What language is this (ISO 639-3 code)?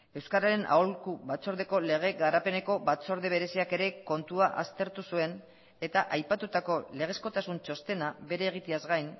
eus